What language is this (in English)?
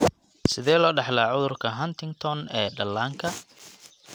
Somali